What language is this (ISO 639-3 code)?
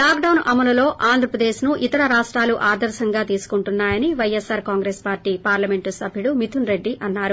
tel